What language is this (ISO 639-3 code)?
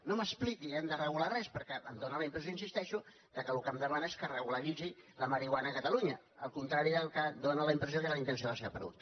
cat